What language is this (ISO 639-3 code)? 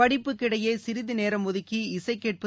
tam